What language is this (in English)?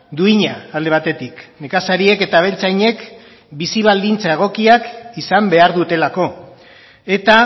Basque